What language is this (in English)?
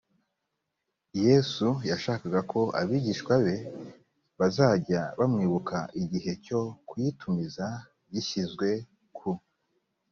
Kinyarwanda